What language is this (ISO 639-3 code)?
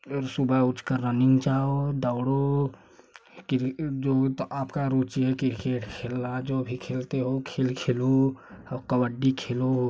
hin